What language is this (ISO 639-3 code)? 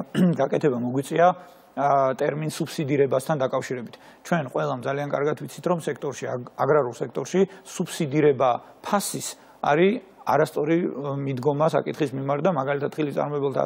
ron